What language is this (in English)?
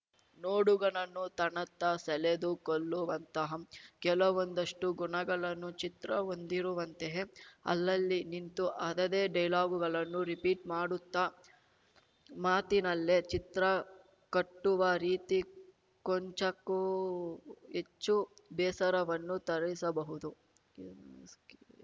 Kannada